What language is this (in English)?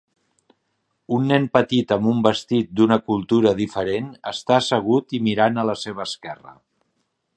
Catalan